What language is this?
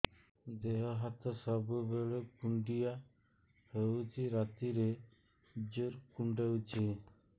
Odia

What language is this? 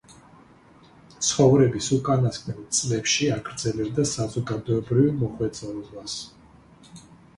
Georgian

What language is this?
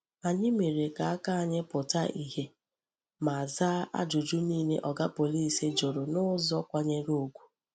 Igbo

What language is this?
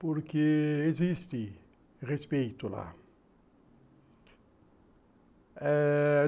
Portuguese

